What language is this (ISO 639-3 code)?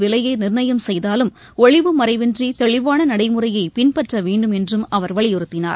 tam